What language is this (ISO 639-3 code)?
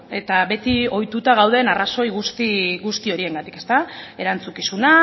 eus